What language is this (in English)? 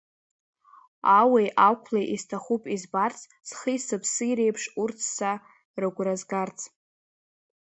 Abkhazian